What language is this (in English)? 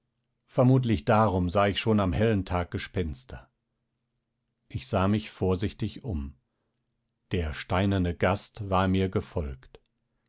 German